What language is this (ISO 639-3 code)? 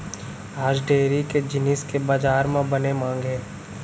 hne